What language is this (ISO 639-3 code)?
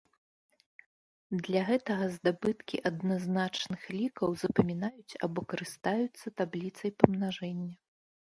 bel